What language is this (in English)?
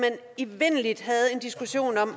Danish